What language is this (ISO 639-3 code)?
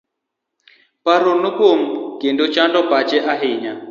luo